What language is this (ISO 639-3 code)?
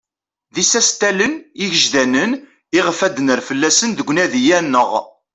kab